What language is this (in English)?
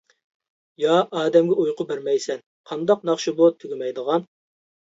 Uyghur